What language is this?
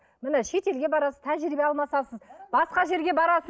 Kazakh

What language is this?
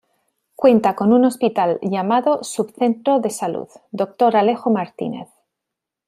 Spanish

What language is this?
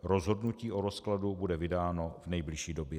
Czech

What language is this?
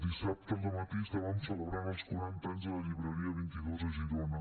Catalan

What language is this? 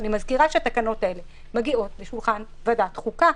Hebrew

